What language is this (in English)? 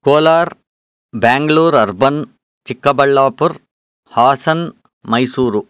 Sanskrit